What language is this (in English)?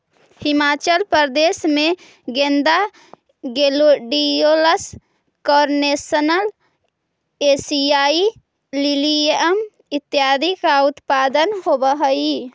Magahi